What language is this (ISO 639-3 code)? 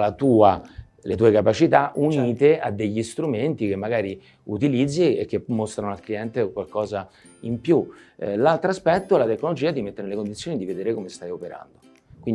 ita